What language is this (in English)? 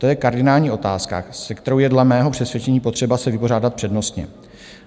Czech